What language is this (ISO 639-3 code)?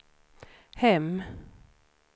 swe